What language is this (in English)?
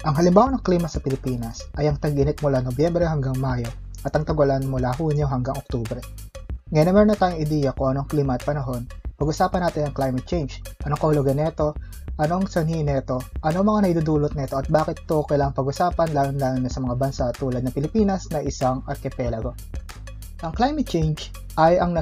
Filipino